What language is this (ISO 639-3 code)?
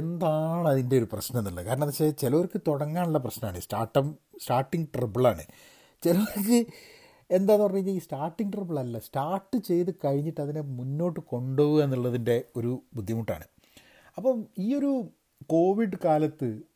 mal